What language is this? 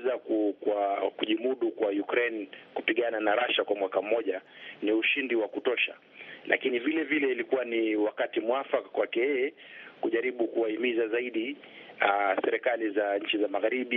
Swahili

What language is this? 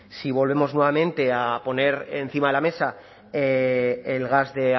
Spanish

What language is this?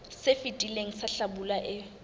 Southern Sotho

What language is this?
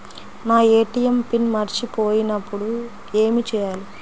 Telugu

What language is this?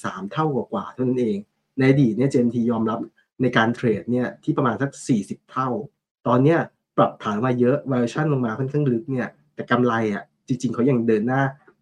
Thai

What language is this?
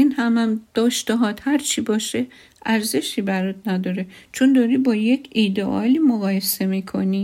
Persian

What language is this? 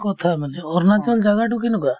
Assamese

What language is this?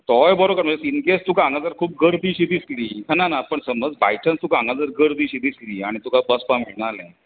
Konkani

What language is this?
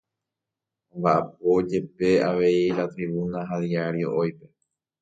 Guarani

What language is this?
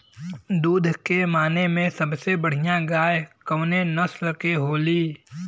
Bhojpuri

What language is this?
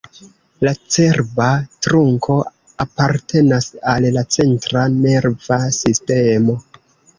Esperanto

